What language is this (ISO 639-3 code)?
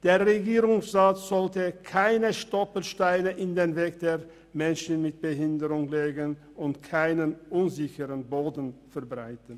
gsw